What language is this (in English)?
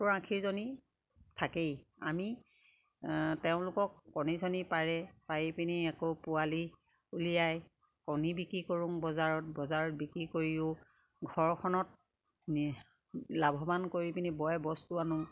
Assamese